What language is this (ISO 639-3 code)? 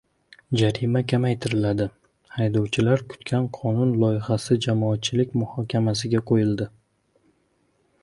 uzb